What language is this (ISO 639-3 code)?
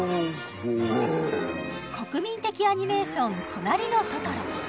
jpn